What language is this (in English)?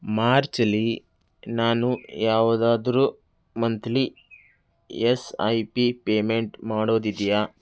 Kannada